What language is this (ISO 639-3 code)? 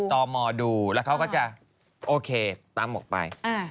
tha